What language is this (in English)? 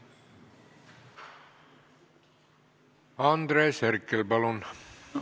Estonian